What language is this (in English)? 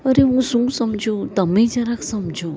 Gujarati